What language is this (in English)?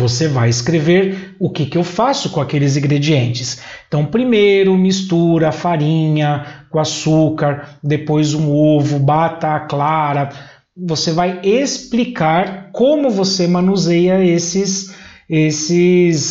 Portuguese